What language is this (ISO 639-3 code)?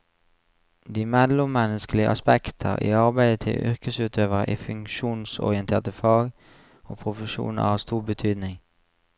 nor